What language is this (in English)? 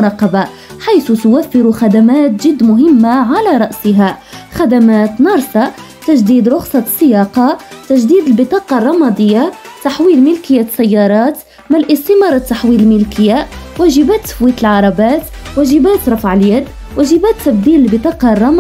Arabic